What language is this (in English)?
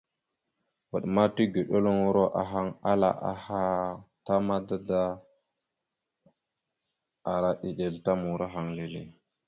Mada (Cameroon)